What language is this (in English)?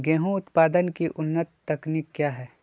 Magahi